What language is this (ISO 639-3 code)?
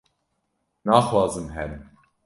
kur